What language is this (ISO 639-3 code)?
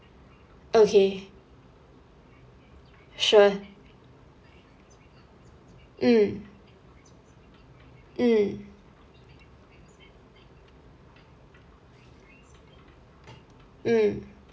eng